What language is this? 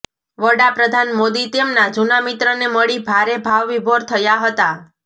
Gujarati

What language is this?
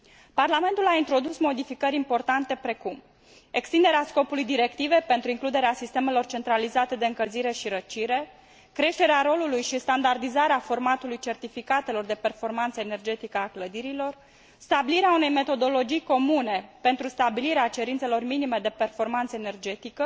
Romanian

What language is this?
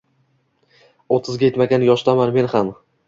Uzbek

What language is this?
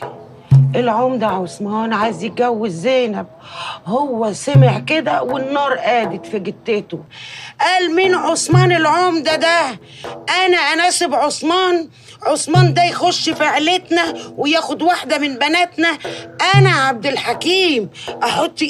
Arabic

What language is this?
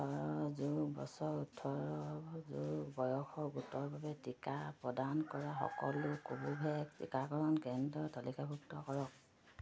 Assamese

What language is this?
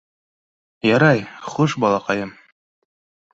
Bashkir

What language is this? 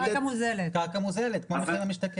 Hebrew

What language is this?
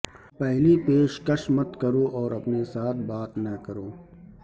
Urdu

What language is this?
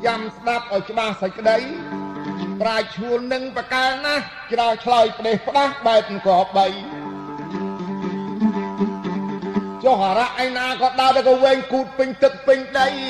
Thai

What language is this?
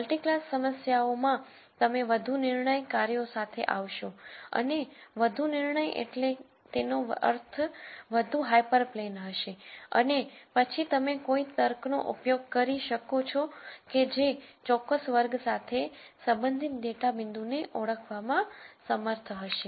Gujarati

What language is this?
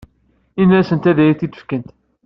Kabyle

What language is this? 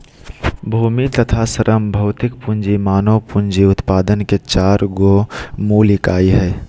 Magahi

